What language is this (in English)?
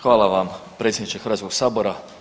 Croatian